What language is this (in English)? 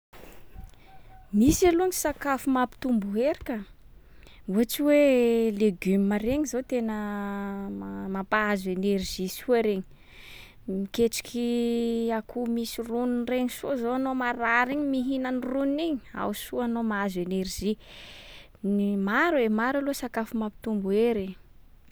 Sakalava Malagasy